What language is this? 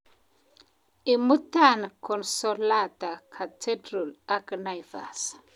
Kalenjin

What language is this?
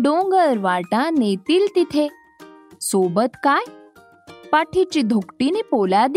Marathi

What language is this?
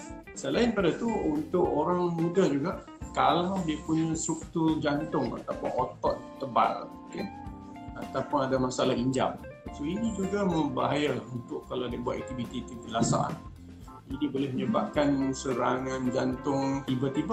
Malay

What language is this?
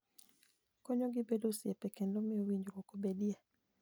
Luo (Kenya and Tanzania)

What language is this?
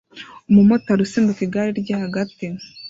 Kinyarwanda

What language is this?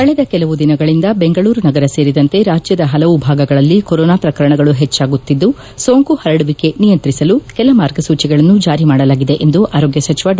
Kannada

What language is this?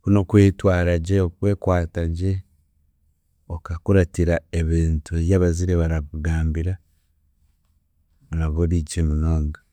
Chiga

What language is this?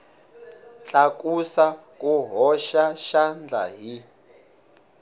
Tsonga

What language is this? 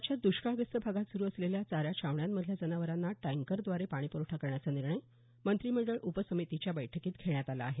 Marathi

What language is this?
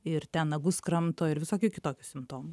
Lithuanian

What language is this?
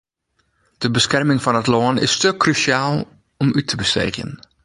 Western Frisian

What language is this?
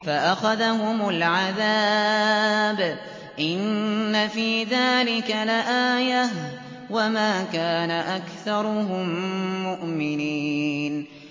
Arabic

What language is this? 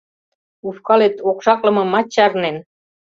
Mari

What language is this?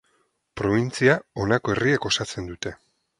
Basque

